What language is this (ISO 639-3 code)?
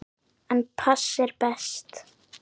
isl